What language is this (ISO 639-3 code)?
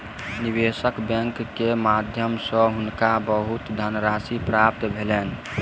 mai